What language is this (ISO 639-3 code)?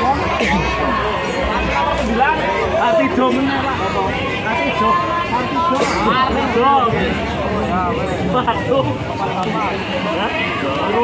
ind